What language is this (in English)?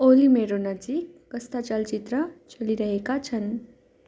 Nepali